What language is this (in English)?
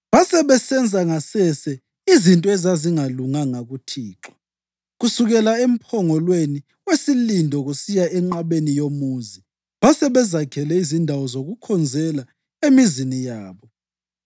North Ndebele